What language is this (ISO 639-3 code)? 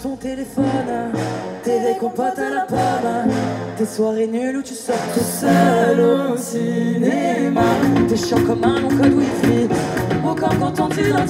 fra